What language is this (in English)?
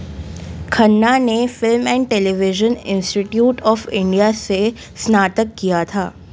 Hindi